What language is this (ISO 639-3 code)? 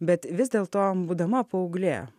lit